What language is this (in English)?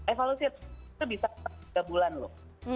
Indonesian